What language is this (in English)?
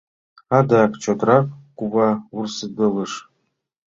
Mari